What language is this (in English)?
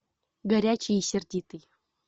Russian